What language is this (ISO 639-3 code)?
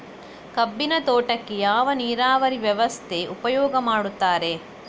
kan